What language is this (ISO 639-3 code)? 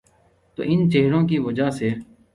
urd